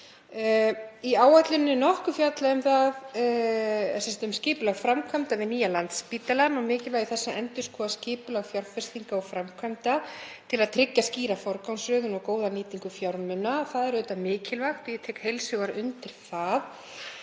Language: Icelandic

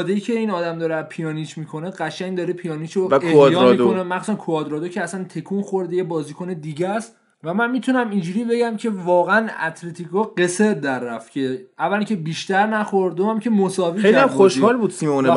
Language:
Persian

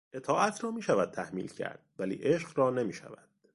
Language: Persian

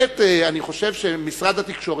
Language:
Hebrew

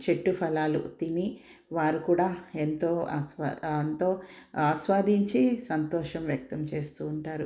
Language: Telugu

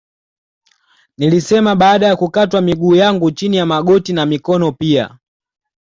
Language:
Swahili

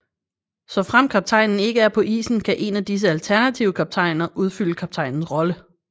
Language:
Danish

